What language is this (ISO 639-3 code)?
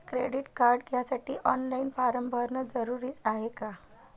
mar